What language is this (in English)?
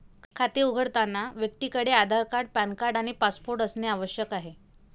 Marathi